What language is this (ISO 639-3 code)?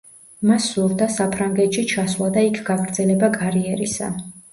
kat